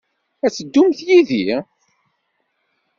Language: Kabyle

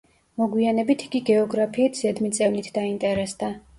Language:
Georgian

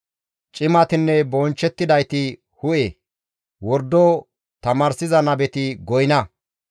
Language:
Gamo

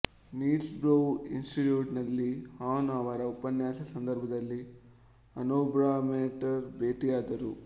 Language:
Kannada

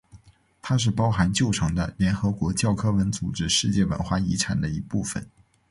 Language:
Chinese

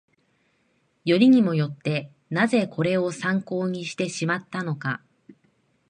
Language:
Japanese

